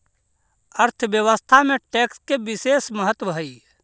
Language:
Magahi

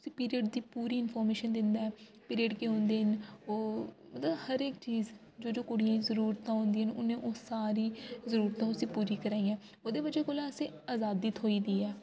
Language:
Dogri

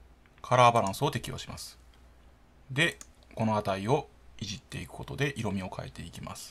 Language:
Japanese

